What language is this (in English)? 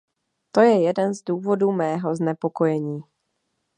Czech